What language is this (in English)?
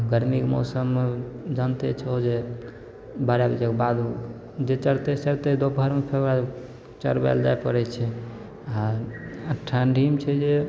Maithili